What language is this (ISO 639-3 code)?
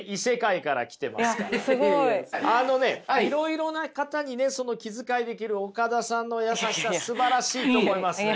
jpn